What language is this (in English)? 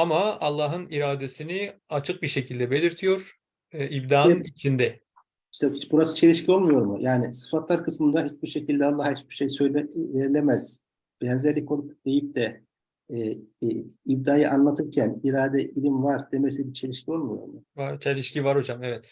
Turkish